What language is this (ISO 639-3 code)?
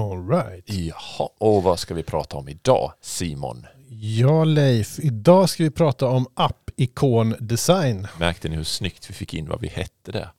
swe